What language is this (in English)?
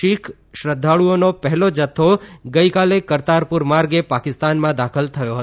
Gujarati